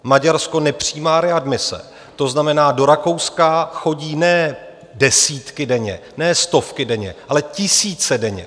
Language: Czech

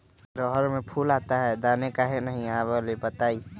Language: Magahi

